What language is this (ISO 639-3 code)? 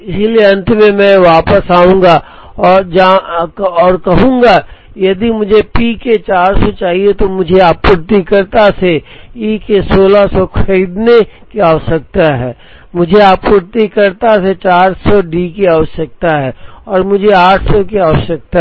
hin